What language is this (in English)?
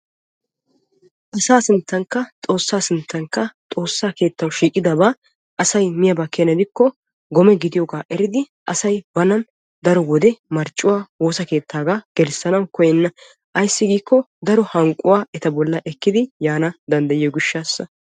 Wolaytta